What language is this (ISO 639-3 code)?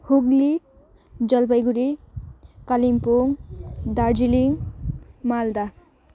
nep